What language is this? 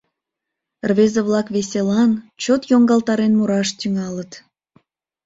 Mari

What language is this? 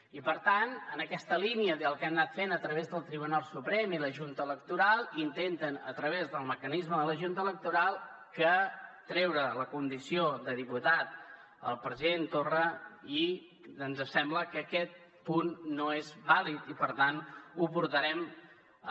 Catalan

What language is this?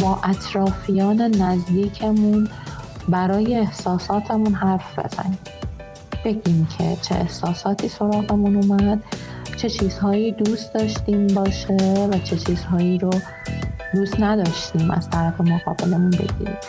Persian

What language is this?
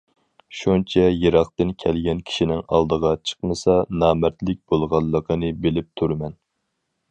Uyghur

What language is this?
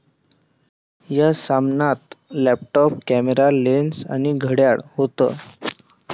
Marathi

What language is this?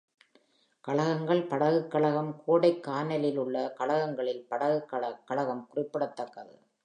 Tamil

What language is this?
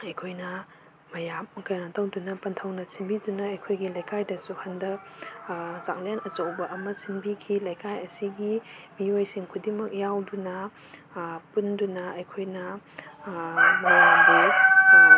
Manipuri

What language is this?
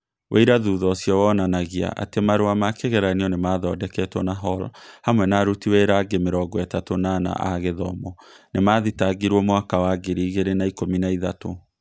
Kikuyu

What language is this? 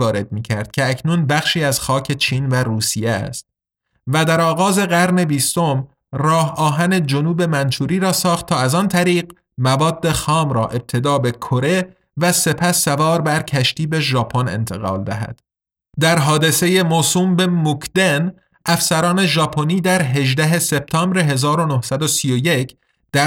Persian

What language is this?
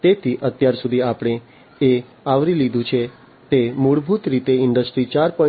Gujarati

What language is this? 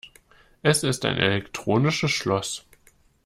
German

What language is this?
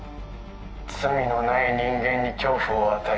Japanese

